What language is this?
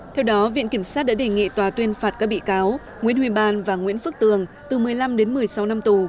Vietnamese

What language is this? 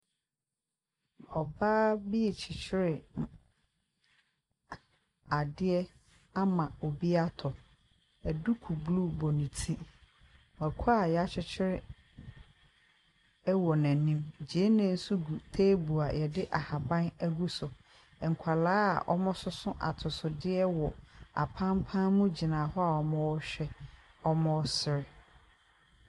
Akan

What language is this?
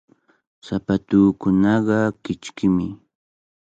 Cajatambo North Lima Quechua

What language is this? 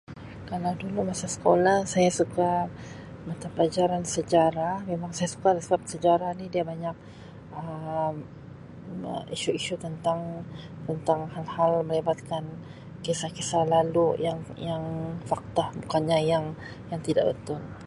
Sabah Malay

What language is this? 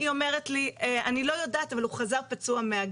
Hebrew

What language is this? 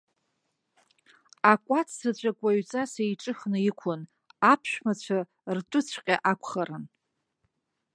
Abkhazian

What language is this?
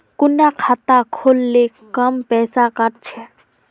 Magahi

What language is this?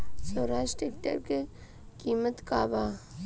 Bhojpuri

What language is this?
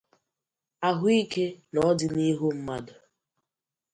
Igbo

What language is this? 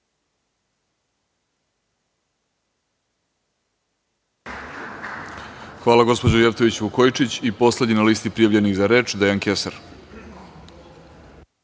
Serbian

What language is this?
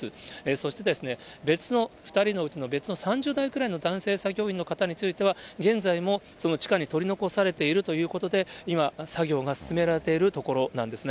Japanese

